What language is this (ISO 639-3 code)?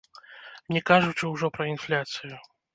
bel